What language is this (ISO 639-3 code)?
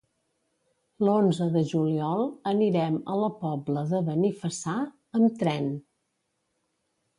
cat